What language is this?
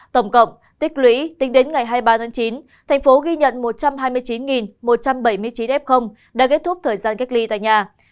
Vietnamese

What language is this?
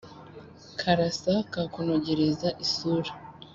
Kinyarwanda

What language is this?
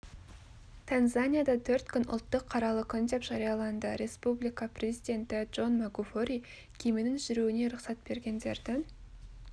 Kazakh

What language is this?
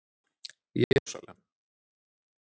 Icelandic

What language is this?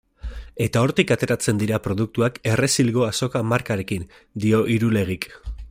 Basque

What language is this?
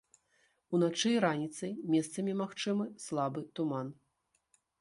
Belarusian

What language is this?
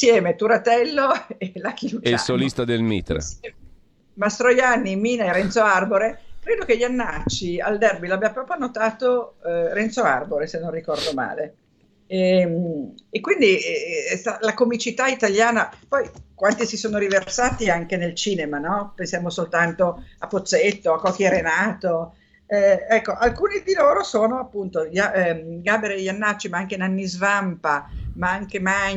Italian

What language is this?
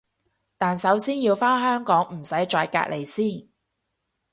Cantonese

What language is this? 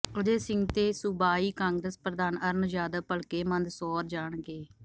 Punjabi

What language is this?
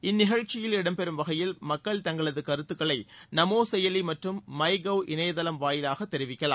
Tamil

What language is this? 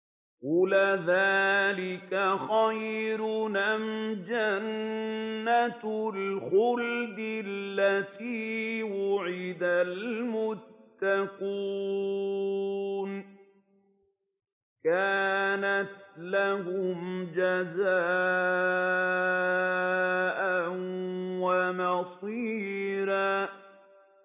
Arabic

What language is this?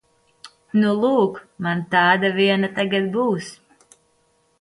Latvian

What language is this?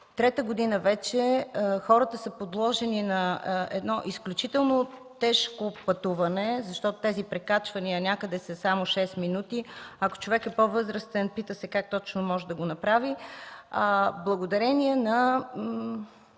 Bulgarian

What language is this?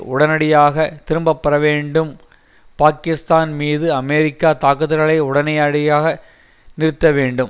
Tamil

